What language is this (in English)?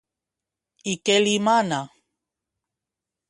Catalan